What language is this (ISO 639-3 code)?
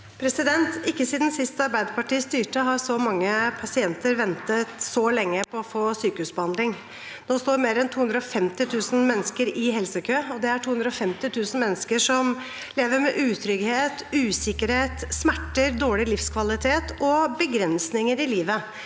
nor